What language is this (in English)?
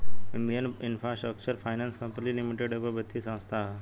Bhojpuri